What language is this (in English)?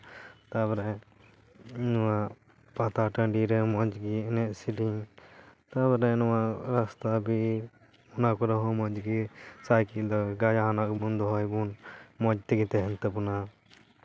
Santali